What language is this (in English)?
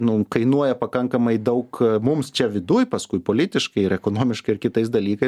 Lithuanian